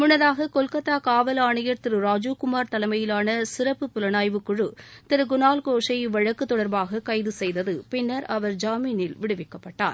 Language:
Tamil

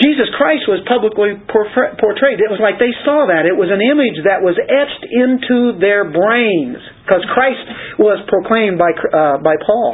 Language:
English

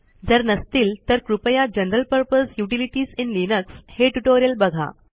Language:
Marathi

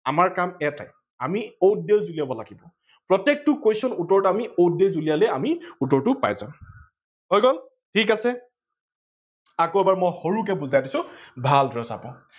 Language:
Assamese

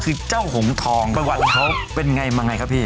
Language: Thai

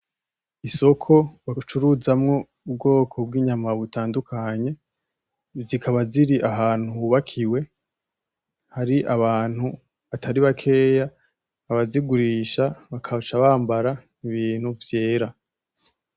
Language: Rundi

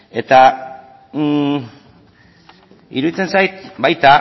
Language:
Basque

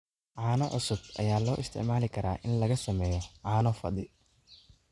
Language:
Somali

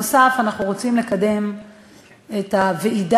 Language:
Hebrew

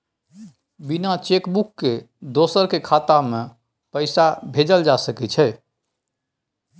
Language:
Maithili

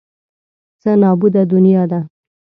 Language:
Pashto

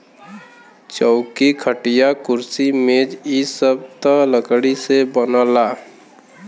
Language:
Bhojpuri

